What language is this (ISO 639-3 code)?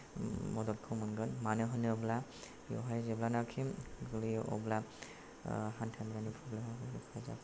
brx